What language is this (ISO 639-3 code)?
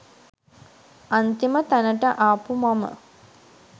sin